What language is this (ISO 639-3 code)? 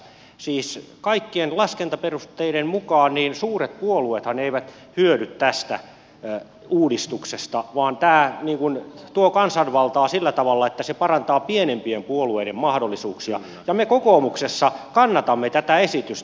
fin